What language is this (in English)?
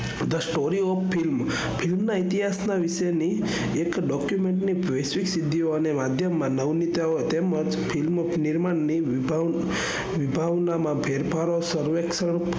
Gujarati